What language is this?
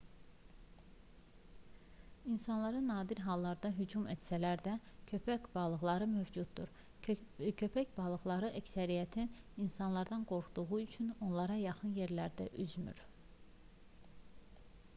Azerbaijani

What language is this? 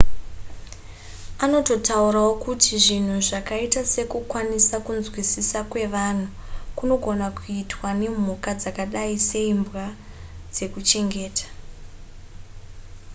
Shona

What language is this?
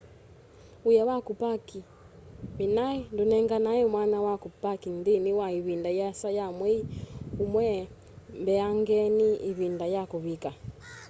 Kamba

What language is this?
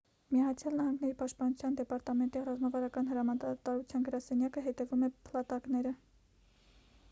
Armenian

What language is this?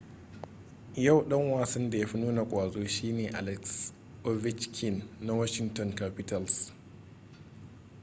Hausa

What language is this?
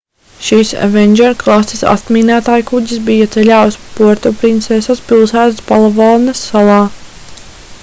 Latvian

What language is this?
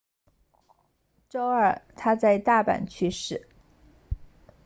Chinese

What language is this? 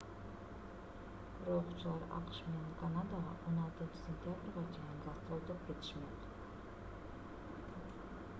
Kyrgyz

